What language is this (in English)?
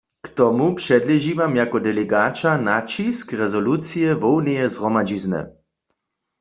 Upper Sorbian